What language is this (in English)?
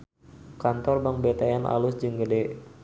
Sundanese